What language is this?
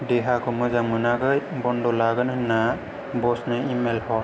Bodo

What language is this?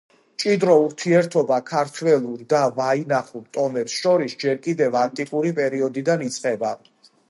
Georgian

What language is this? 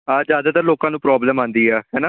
Punjabi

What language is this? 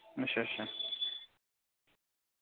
Dogri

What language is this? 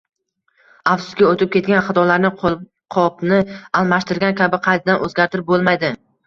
Uzbek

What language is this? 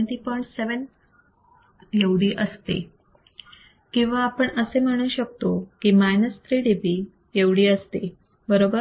Marathi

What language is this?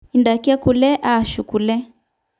Masai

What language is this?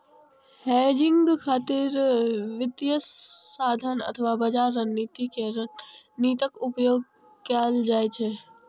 Maithili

